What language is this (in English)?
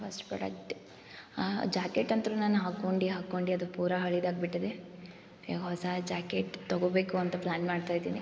Kannada